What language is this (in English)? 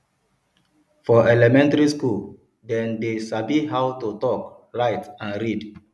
Nigerian Pidgin